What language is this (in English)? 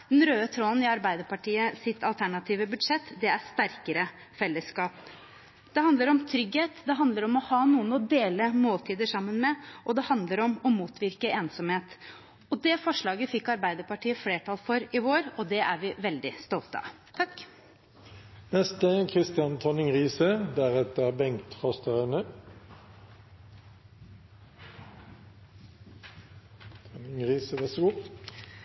Norwegian Bokmål